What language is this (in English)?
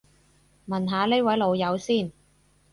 Cantonese